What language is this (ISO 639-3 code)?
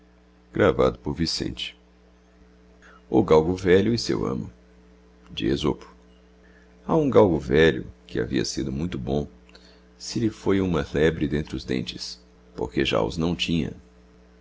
por